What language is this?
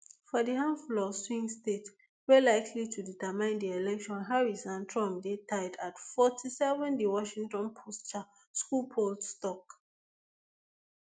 Nigerian Pidgin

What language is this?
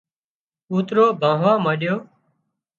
Wadiyara Koli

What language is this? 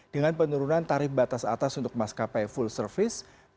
Indonesian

